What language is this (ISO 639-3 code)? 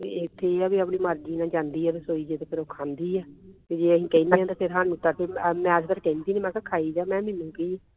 pan